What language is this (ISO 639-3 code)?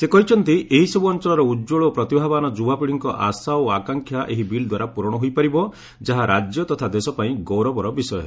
ori